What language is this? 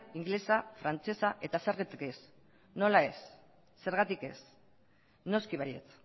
Basque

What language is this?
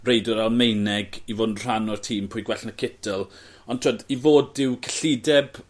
Welsh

